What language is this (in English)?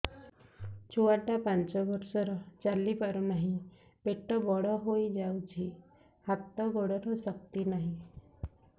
Odia